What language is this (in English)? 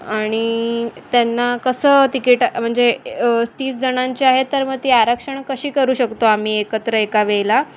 Marathi